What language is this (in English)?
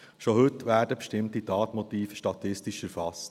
Swiss German